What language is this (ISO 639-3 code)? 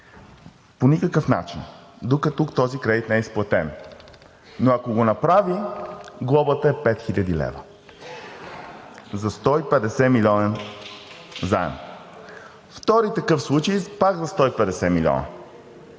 bul